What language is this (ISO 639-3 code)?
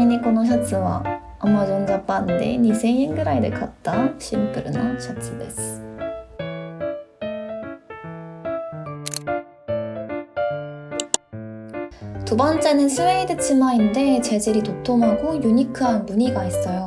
kor